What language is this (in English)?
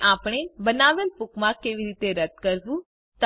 Gujarati